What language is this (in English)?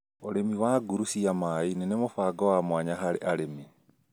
Kikuyu